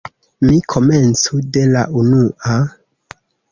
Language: Esperanto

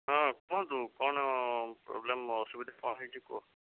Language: Odia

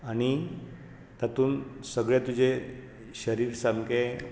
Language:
Konkani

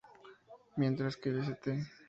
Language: Spanish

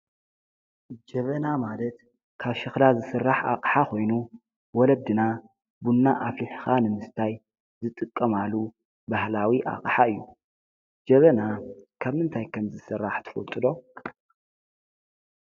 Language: Tigrinya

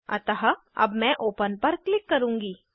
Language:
Hindi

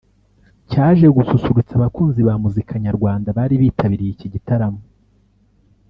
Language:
Kinyarwanda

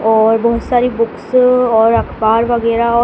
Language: Hindi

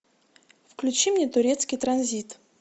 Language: Russian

